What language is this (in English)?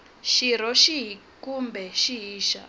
Tsonga